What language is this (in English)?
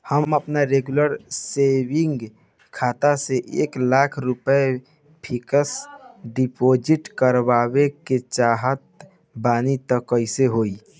Bhojpuri